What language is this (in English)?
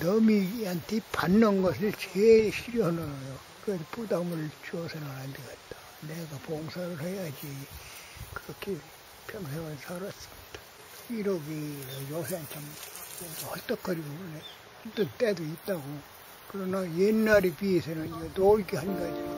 Korean